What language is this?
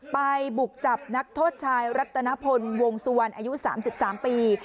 Thai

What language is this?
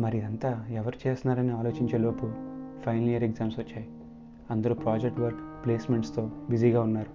Telugu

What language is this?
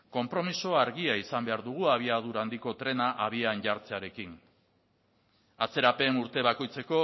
Basque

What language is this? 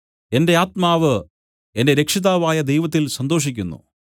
Malayalam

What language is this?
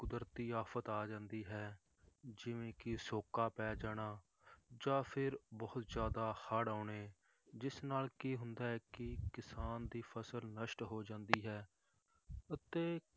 Punjabi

